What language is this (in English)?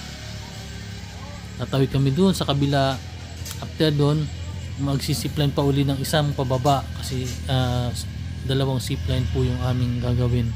Filipino